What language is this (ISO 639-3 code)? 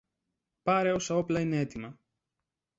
ell